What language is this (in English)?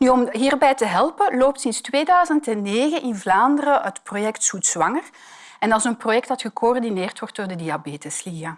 Dutch